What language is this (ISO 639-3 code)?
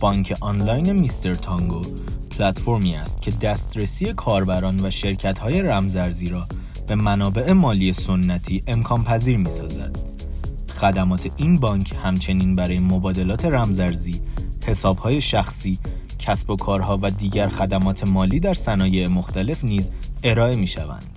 fas